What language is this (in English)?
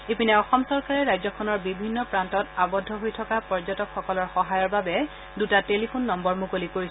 Assamese